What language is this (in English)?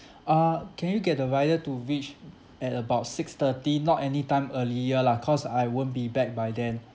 English